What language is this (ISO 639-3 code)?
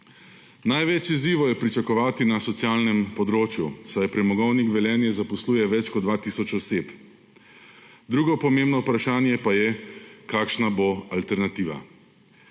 slv